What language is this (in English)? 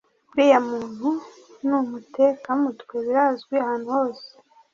Kinyarwanda